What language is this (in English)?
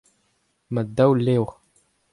Breton